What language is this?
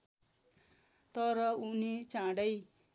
Nepali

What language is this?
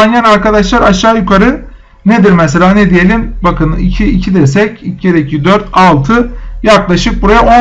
Turkish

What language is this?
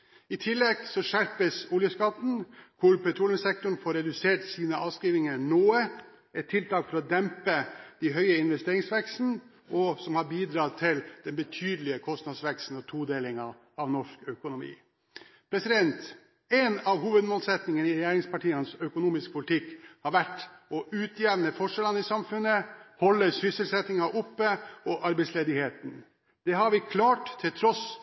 Norwegian Bokmål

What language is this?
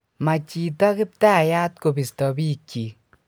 Kalenjin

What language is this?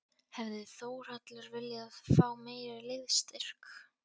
Icelandic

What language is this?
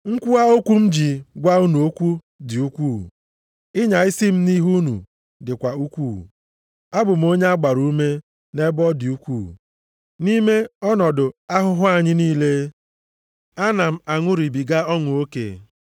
Igbo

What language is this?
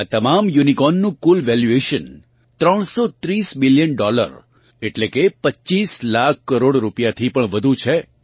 Gujarati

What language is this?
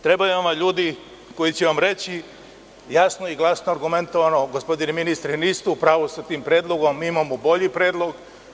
Serbian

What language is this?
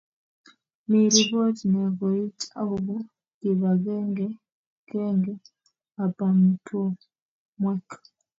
Kalenjin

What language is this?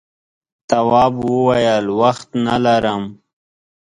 Pashto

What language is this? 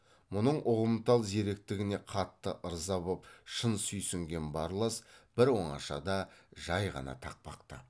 Kazakh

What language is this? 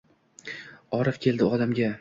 Uzbek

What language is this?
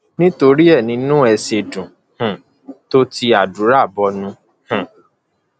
Yoruba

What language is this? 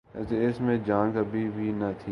Urdu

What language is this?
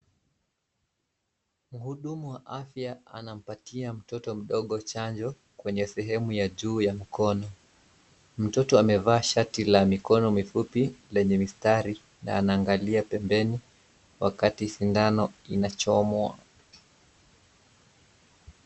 Swahili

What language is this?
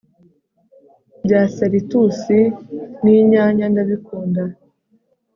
Kinyarwanda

